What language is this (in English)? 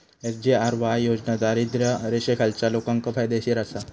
Marathi